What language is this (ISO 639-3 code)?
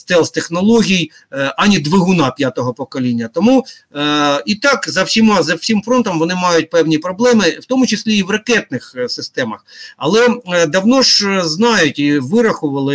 ukr